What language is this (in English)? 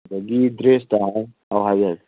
Manipuri